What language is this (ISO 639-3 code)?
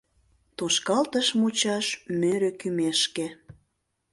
chm